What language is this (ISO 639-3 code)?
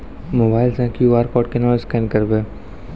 mai